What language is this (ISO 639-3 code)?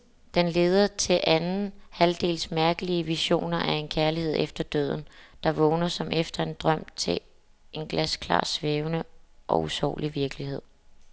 dan